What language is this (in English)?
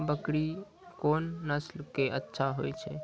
Maithili